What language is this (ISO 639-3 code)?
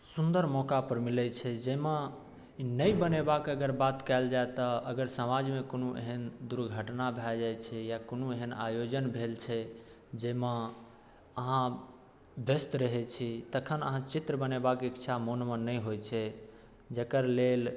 mai